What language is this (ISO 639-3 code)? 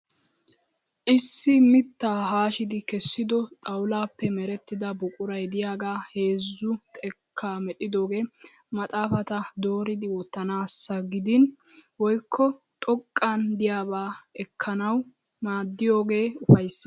wal